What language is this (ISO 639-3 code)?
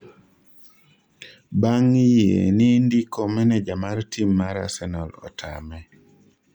luo